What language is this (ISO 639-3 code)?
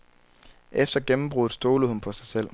dan